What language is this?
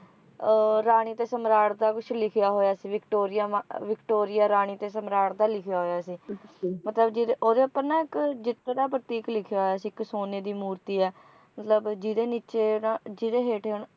Punjabi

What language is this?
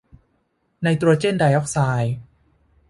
Thai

